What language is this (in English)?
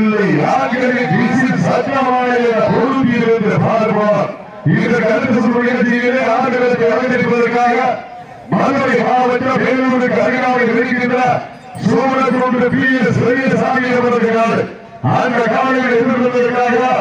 Arabic